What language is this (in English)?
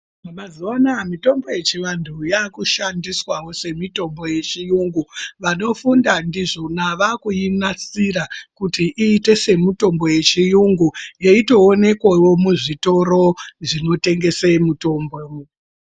Ndau